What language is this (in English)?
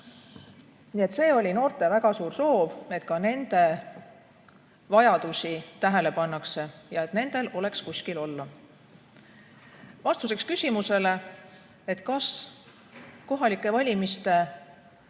Estonian